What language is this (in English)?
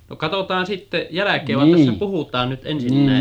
Finnish